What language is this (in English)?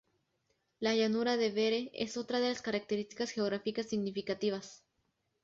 Spanish